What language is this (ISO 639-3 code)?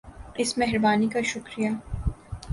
urd